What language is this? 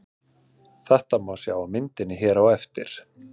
Icelandic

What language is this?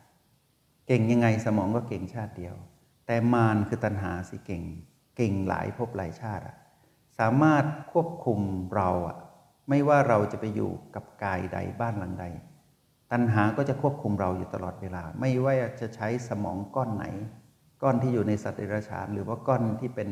Thai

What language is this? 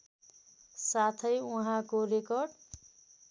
Nepali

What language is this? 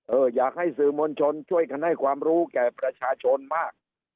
Thai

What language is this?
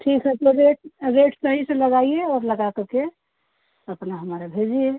Hindi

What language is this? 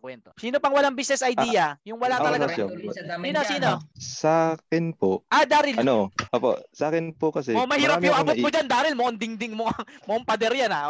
Filipino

